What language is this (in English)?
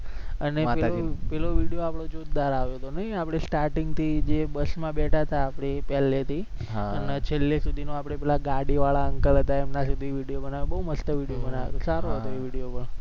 Gujarati